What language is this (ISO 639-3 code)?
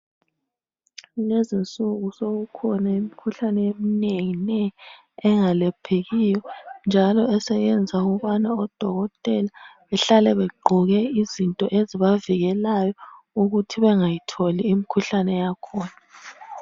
nde